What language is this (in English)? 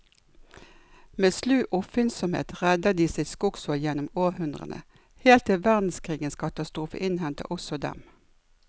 Norwegian